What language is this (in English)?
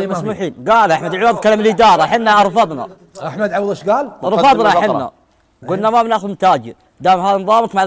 Arabic